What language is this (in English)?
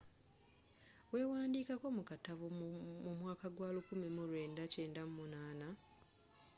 Ganda